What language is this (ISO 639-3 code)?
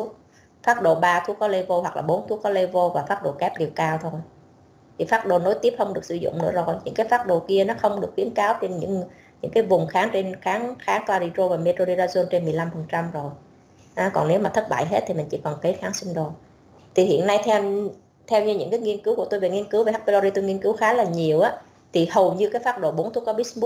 vie